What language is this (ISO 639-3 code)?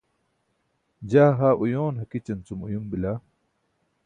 bsk